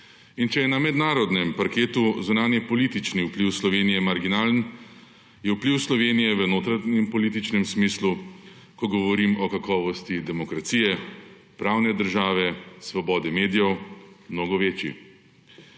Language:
Slovenian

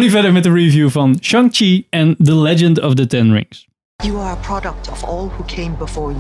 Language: Dutch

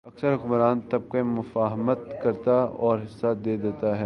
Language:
Urdu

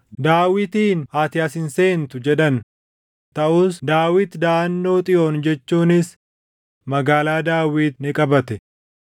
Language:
Oromo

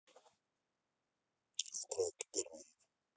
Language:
Russian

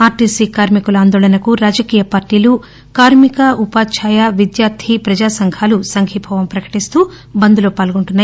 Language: Telugu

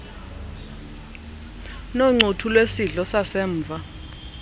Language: Xhosa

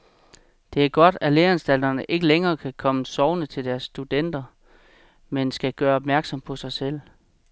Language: Danish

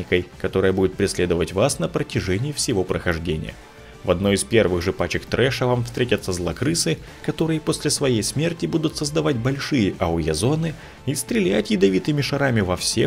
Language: Russian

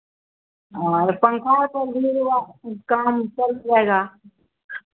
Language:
Hindi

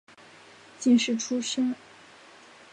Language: Chinese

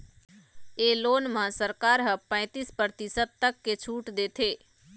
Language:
Chhattisgarhi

